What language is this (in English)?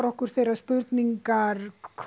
Icelandic